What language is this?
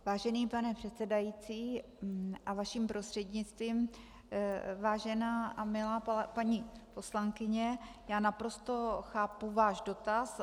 Czech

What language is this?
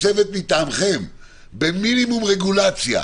Hebrew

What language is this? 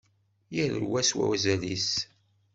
Kabyle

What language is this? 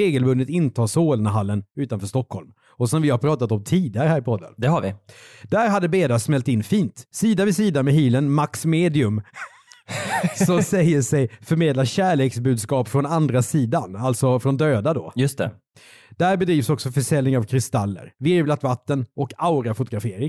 Swedish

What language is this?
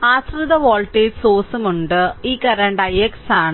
Malayalam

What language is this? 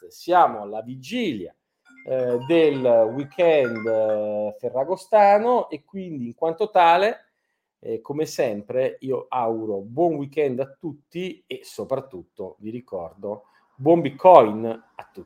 Italian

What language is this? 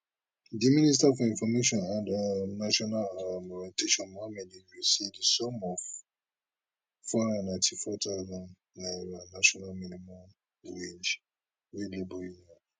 Nigerian Pidgin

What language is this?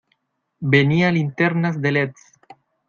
Spanish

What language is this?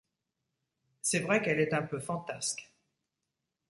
French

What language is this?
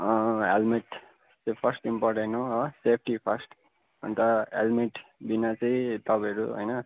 Nepali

